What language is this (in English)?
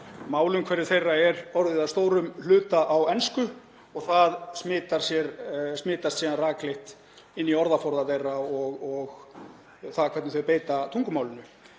Icelandic